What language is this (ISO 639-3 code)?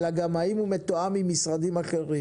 heb